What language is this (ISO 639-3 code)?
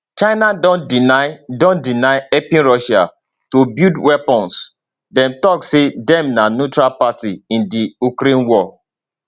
pcm